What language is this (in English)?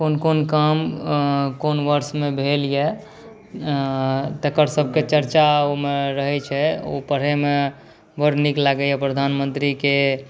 Maithili